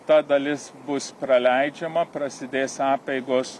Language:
Lithuanian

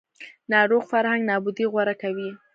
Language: Pashto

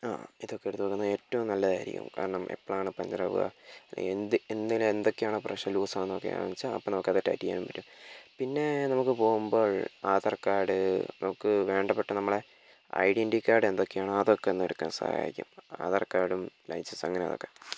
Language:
Malayalam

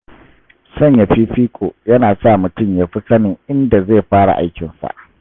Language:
Hausa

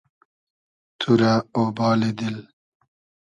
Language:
Hazaragi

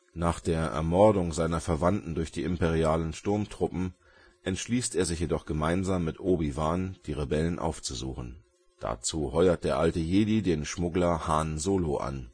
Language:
German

